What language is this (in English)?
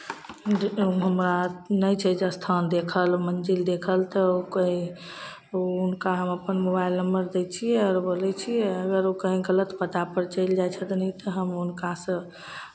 Maithili